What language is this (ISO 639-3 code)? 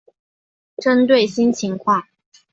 zho